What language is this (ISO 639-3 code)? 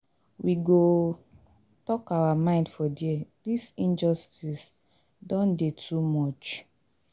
pcm